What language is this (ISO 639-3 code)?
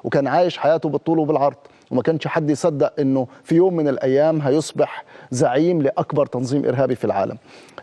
ara